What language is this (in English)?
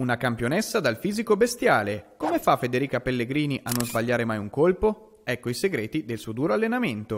Italian